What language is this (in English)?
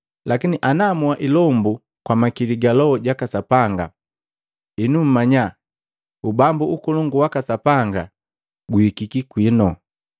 Matengo